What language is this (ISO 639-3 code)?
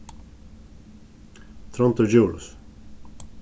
fao